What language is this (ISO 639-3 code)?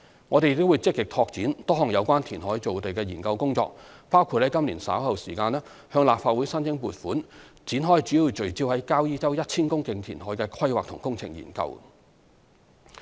yue